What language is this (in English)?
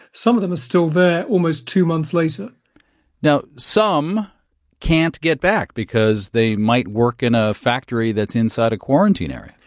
English